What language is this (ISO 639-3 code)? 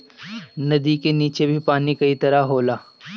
bho